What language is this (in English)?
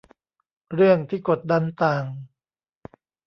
Thai